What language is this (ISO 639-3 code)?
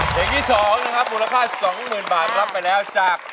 tha